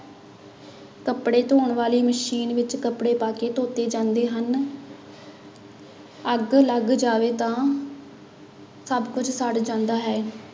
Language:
Punjabi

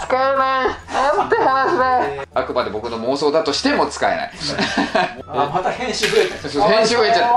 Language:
Japanese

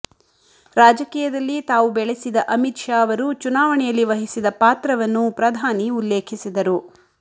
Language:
Kannada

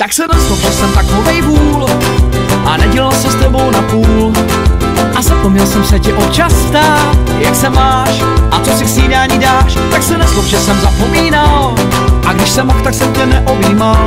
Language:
Czech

